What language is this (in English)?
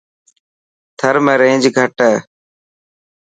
Dhatki